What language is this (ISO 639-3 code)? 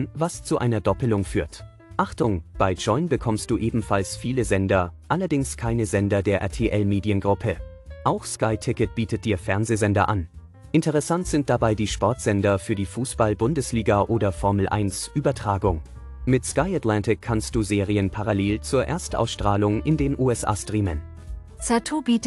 deu